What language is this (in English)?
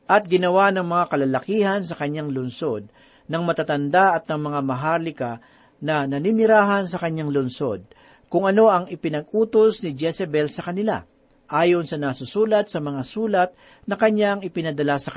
Filipino